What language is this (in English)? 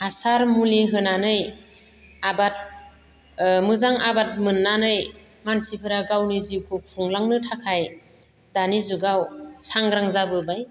Bodo